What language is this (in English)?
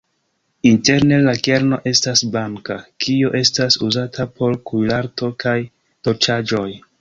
Esperanto